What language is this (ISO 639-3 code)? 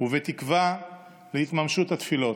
heb